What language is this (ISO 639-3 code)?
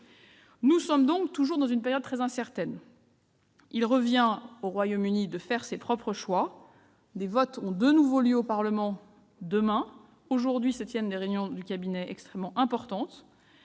fra